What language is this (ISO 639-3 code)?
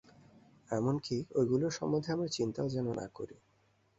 ben